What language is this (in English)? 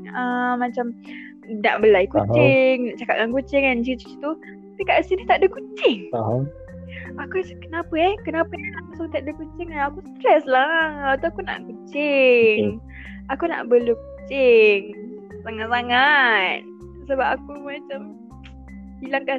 Malay